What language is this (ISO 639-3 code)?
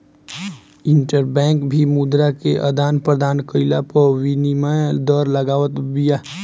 bho